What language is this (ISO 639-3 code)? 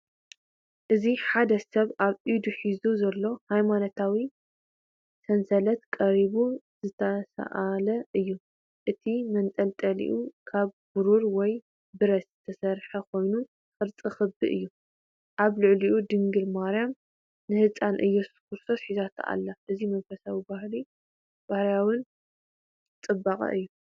tir